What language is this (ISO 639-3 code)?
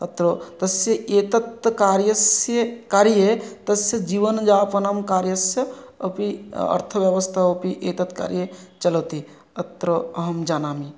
san